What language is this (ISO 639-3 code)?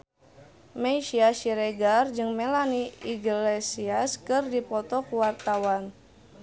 sun